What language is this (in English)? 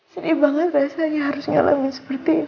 Indonesian